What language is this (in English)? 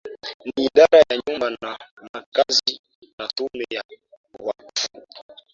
Swahili